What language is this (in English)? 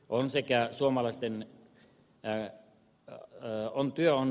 Finnish